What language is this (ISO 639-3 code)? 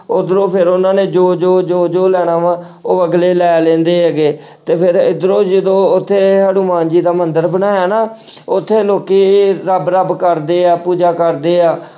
pan